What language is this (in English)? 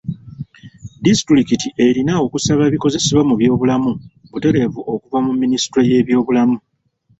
Ganda